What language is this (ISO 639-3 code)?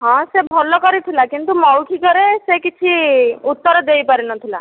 ori